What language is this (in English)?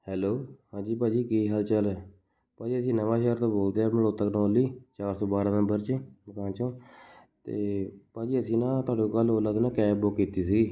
Punjabi